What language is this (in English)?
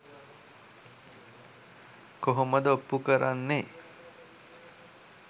Sinhala